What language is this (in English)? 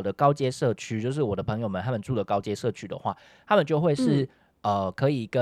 Chinese